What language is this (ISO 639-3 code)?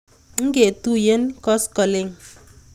kln